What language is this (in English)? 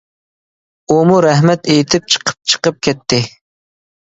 Uyghur